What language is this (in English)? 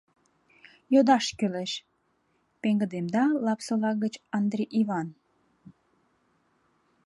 Mari